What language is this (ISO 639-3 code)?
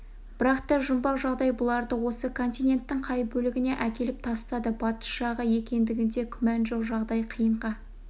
kaz